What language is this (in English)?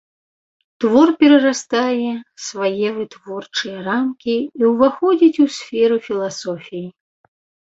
Belarusian